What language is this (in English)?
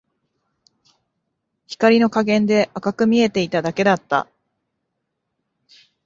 Japanese